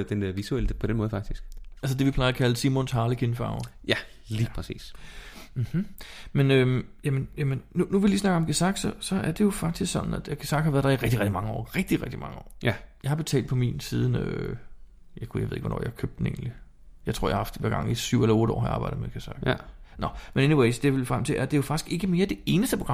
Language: Danish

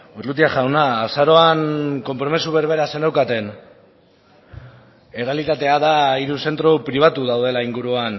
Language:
Basque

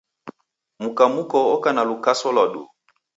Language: Taita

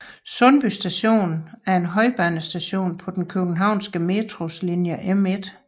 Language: Danish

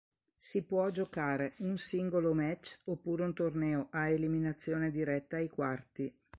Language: Italian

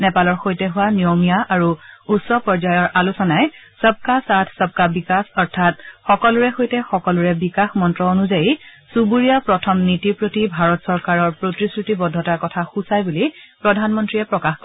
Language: Assamese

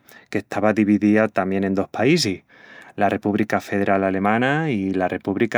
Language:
Extremaduran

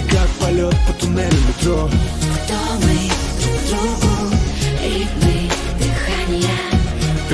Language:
Russian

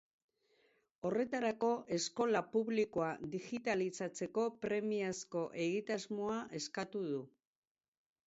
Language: Basque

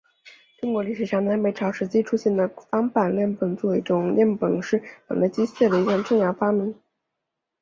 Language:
Chinese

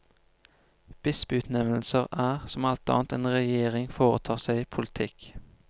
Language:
Norwegian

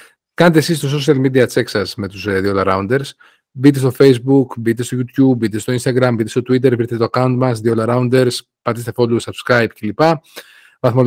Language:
Greek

